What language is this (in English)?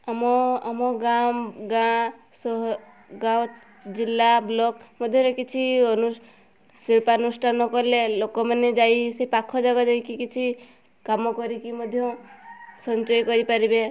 Odia